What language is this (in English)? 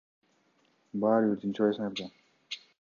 Kyrgyz